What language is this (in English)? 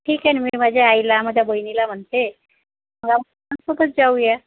Marathi